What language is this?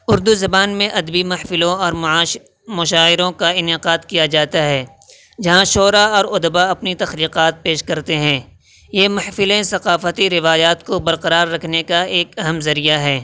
Urdu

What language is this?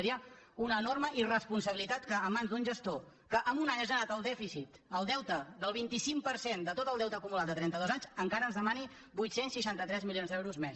Catalan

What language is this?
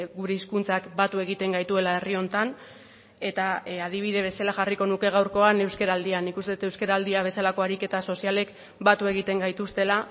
Basque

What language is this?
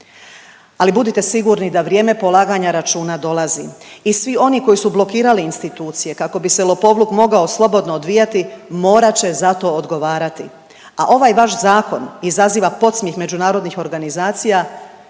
Croatian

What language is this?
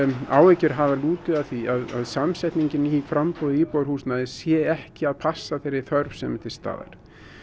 Icelandic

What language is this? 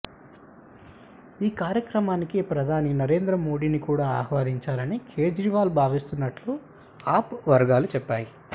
Telugu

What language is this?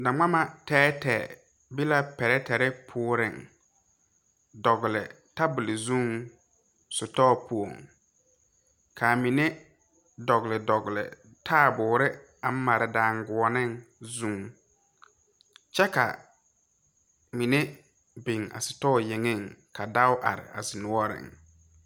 Southern Dagaare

